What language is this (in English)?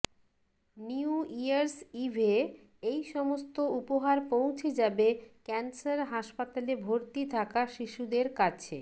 Bangla